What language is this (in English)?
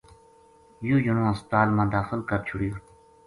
Gujari